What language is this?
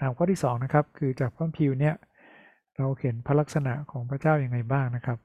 Thai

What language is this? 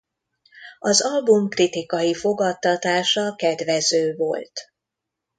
Hungarian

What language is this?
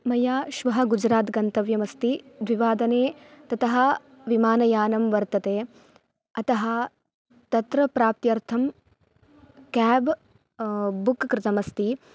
Sanskrit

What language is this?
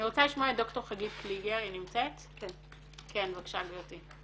Hebrew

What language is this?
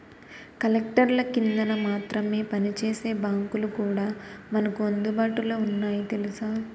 Telugu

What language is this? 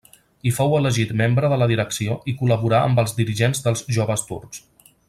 Catalan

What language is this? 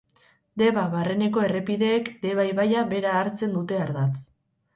Basque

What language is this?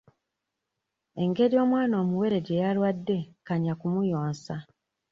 Ganda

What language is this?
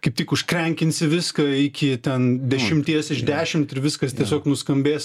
Lithuanian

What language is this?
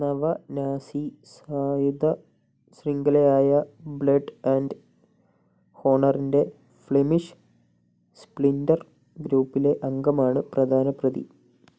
Malayalam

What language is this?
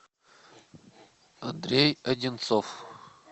Russian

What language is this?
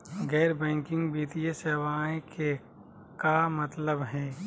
Magahi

